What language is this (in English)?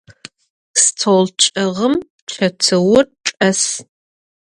Adyghe